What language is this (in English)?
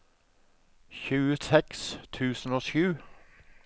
Norwegian